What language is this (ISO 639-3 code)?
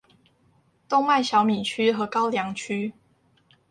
zho